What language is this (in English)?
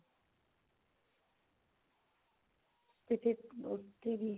Punjabi